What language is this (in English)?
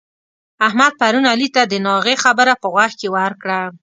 Pashto